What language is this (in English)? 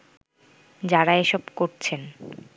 Bangla